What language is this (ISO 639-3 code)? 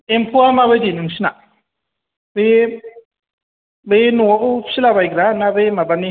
brx